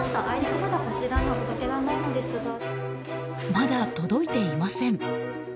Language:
Japanese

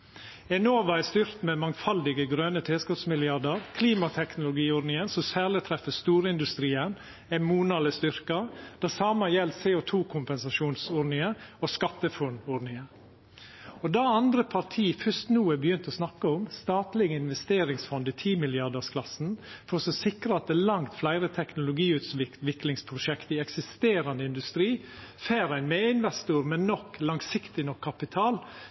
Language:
Norwegian Nynorsk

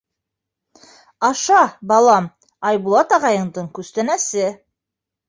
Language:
Bashkir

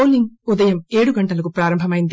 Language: Telugu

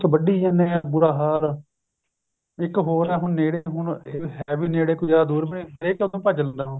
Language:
Punjabi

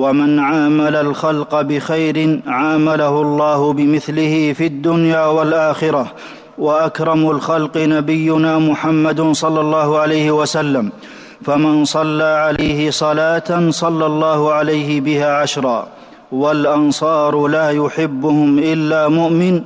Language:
Arabic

